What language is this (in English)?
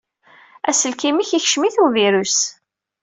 Kabyle